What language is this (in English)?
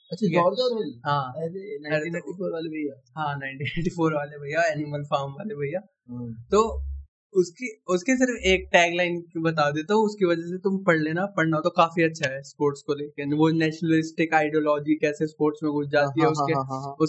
Hindi